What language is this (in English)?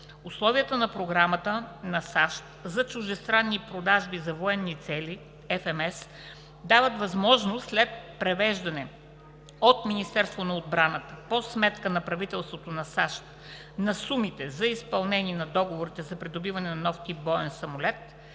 Bulgarian